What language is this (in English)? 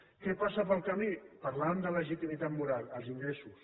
Catalan